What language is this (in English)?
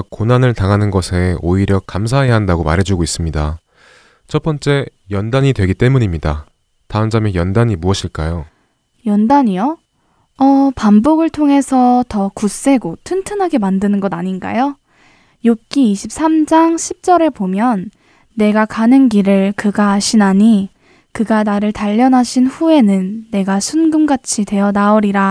Korean